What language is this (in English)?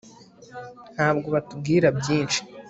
Kinyarwanda